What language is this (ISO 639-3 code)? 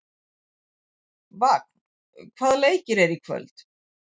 isl